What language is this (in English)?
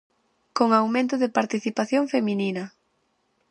Galician